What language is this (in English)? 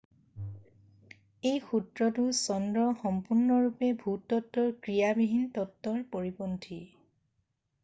Assamese